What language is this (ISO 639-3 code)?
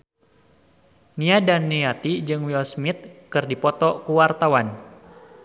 sun